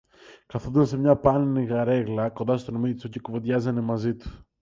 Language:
Greek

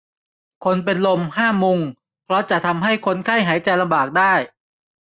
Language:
Thai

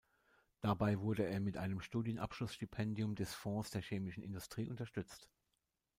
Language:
German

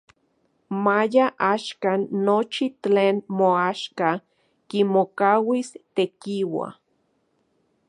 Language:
Central Puebla Nahuatl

